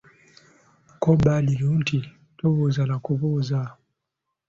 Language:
Ganda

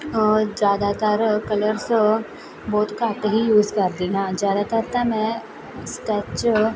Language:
Punjabi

